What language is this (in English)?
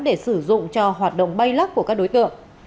Vietnamese